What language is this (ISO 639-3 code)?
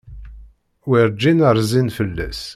kab